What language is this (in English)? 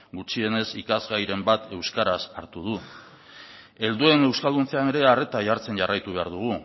Basque